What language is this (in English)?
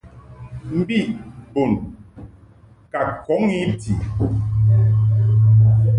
Mungaka